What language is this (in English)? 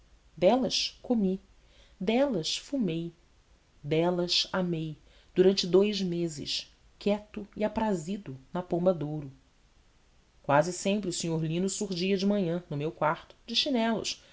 Portuguese